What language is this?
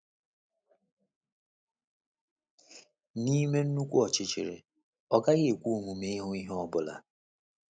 Igbo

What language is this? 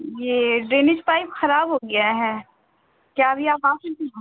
Urdu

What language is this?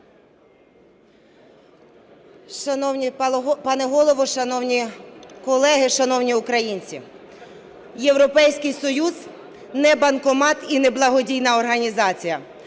Ukrainian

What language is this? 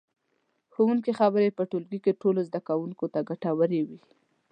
Pashto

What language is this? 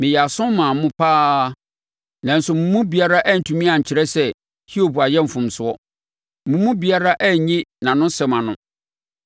Akan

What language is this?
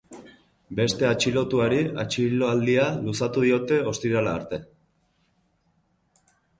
Basque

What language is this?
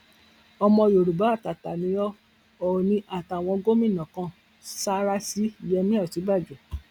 Yoruba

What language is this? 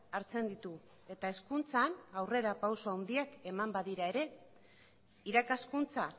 Basque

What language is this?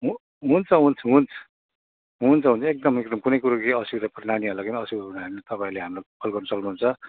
Nepali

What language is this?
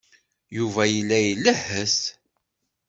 Kabyle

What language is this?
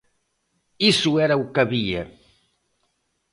Galician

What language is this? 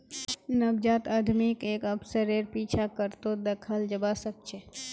Magahi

